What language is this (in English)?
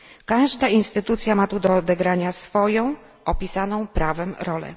Polish